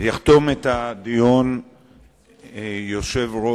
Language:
Hebrew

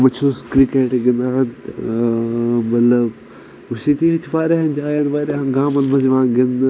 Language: Kashmiri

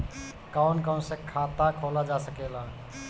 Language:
Bhojpuri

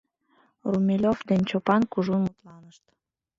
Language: Mari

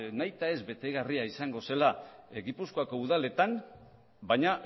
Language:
Basque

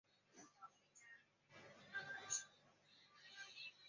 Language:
Chinese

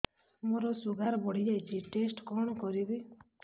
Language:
Odia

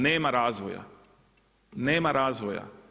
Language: Croatian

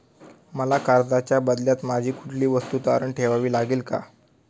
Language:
Marathi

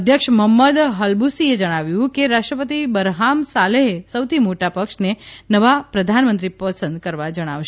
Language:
Gujarati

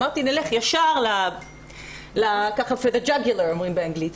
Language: Hebrew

